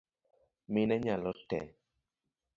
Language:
Luo (Kenya and Tanzania)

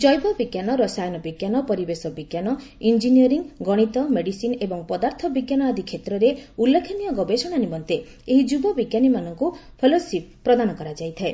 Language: Odia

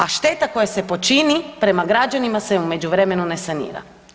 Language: Croatian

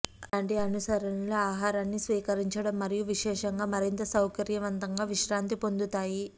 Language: Telugu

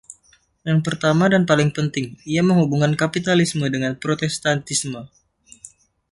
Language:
Indonesian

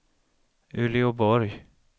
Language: Swedish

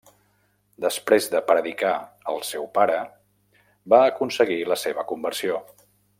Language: Catalan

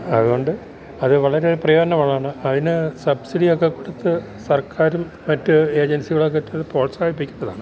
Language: Malayalam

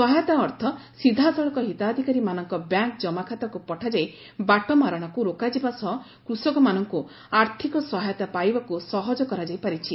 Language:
Odia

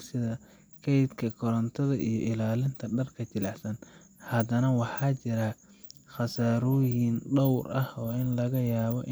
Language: Somali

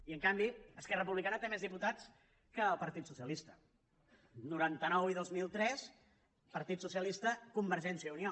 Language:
Catalan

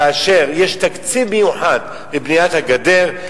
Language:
Hebrew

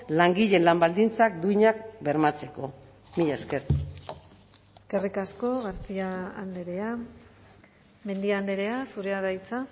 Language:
Basque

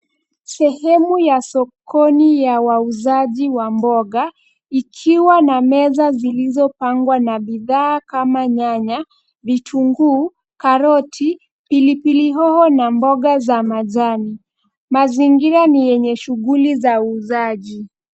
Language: Swahili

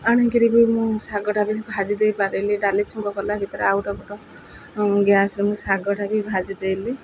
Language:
Odia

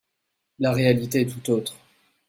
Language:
French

